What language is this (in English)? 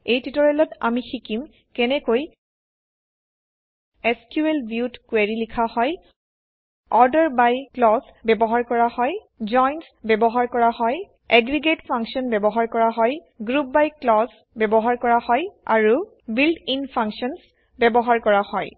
Assamese